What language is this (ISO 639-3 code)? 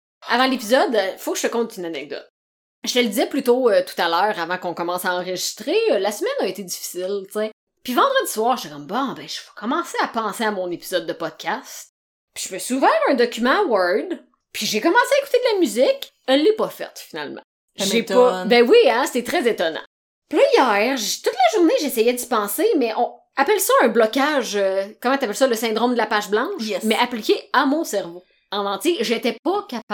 fra